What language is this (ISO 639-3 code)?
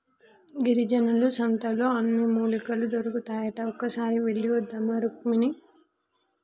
tel